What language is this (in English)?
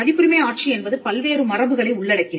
Tamil